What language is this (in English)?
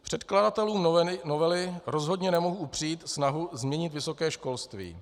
Czech